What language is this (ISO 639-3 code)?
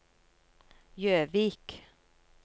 nor